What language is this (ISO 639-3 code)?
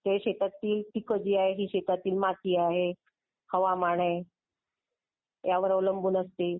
mar